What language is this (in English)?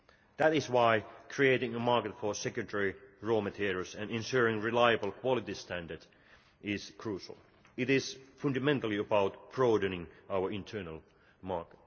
English